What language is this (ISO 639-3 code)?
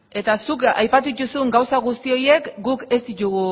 eus